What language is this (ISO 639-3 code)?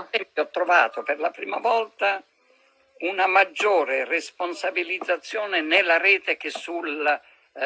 ita